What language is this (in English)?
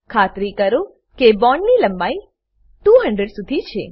Gujarati